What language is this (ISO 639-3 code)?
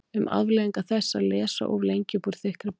isl